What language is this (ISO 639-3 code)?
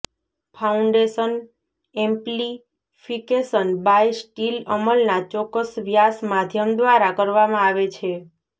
guj